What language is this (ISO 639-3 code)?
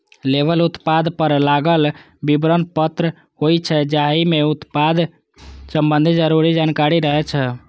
mai